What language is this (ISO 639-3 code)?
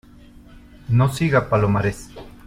spa